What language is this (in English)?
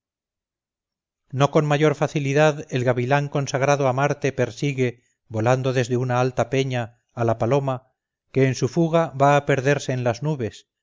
Spanish